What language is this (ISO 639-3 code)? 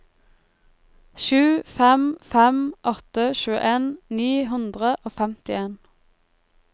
nor